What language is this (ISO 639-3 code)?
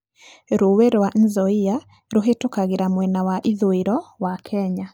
kik